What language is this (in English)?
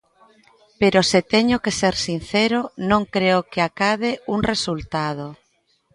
Galician